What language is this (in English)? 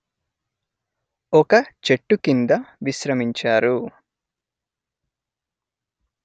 Telugu